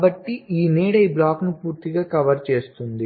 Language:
Telugu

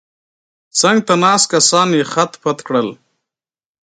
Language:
Pashto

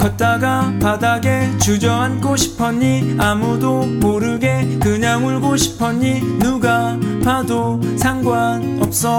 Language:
Korean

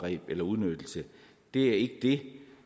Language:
Danish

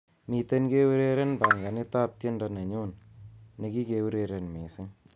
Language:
Kalenjin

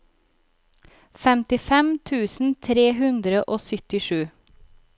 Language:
Norwegian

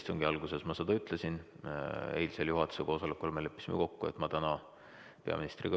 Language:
Estonian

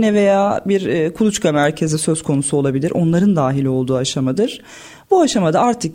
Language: Turkish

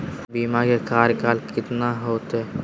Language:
Magahi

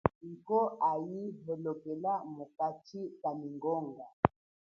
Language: Chokwe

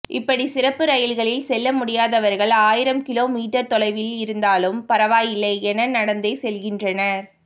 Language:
Tamil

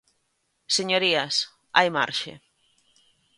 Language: Galician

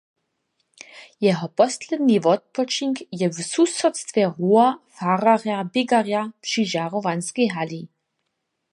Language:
Upper Sorbian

